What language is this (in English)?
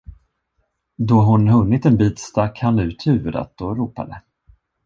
Swedish